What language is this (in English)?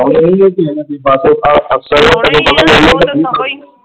Punjabi